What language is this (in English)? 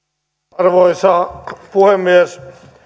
Finnish